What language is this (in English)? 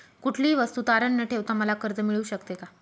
Marathi